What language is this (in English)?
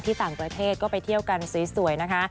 Thai